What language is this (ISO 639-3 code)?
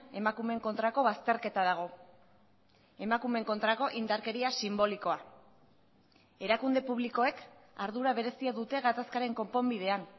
eus